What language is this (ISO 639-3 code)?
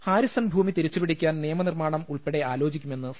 mal